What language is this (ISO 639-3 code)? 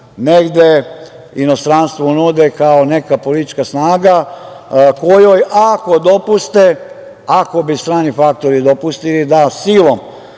srp